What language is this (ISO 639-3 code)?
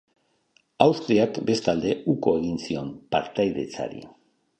eus